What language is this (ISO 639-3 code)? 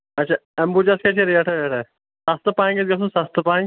kas